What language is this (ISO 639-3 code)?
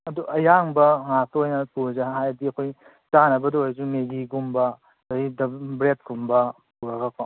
mni